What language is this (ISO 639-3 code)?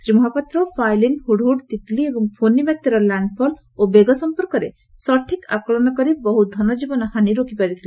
ori